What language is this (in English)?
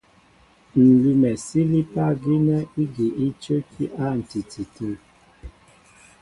Mbo (Cameroon)